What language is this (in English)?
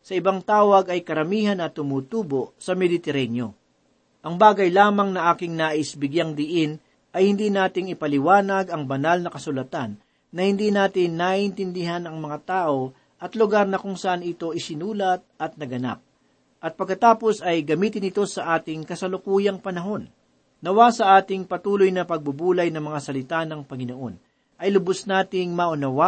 Filipino